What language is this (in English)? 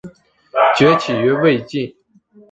Chinese